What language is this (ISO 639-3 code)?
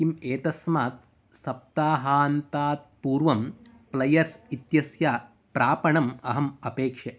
san